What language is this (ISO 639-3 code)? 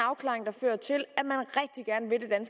dan